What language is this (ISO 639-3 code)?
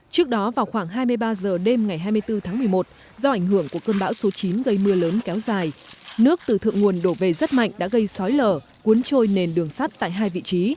vie